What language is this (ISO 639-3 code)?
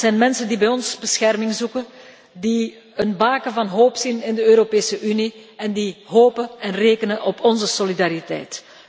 nld